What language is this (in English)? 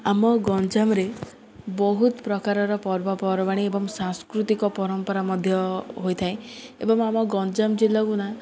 Odia